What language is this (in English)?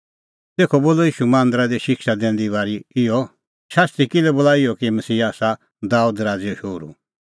Kullu Pahari